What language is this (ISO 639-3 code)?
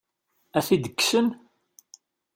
kab